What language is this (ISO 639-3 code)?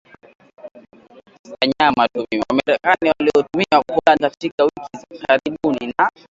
swa